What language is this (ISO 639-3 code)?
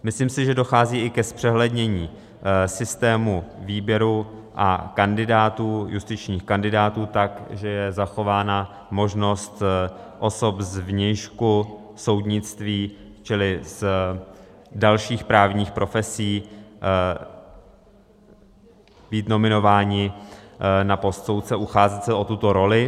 ces